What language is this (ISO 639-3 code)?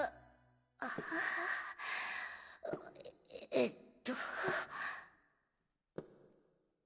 jpn